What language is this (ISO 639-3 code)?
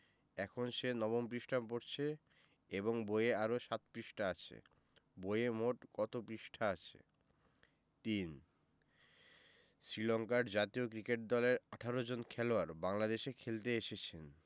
ben